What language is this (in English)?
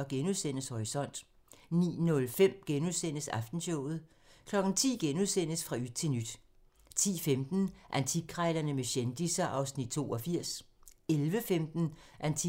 Danish